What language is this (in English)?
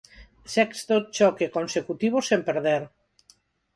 Galician